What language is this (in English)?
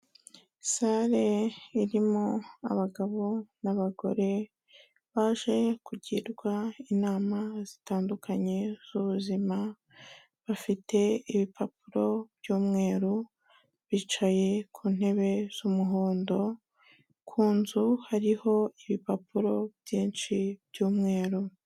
Kinyarwanda